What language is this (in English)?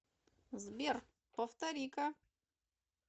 Russian